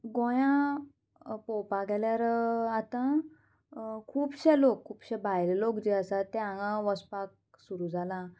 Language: Konkani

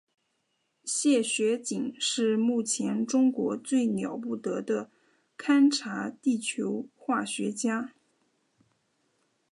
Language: Chinese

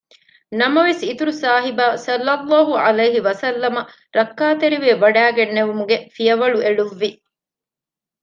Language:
Divehi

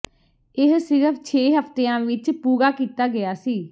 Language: Punjabi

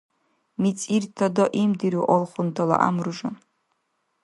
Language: Dargwa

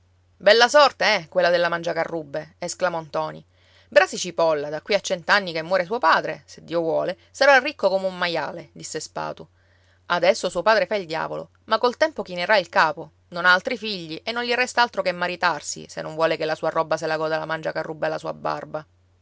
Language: Italian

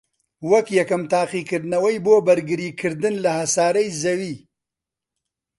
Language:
Central Kurdish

